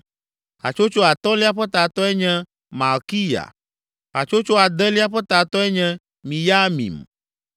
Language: Ewe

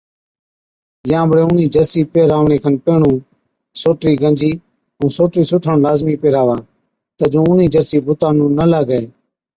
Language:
Od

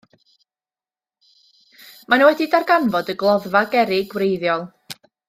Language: Welsh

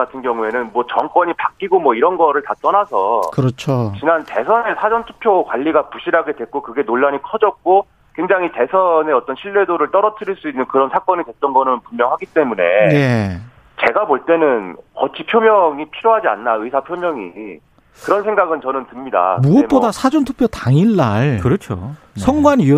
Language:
Korean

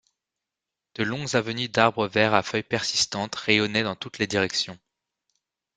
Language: French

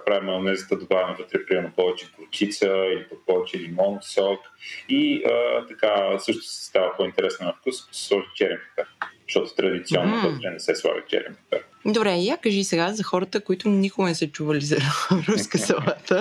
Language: Bulgarian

